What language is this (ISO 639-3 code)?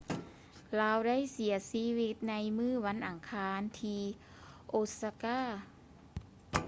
lao